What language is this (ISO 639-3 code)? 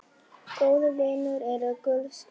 isl